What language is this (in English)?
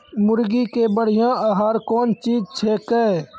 Maithili